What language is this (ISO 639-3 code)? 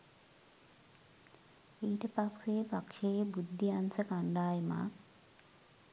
sin